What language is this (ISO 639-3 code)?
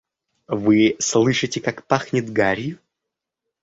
rus